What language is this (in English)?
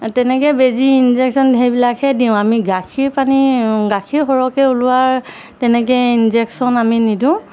Assamese